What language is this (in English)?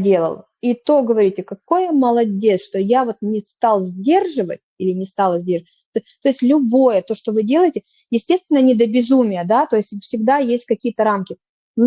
Russian